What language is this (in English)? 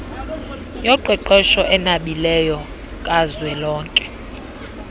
Xhosa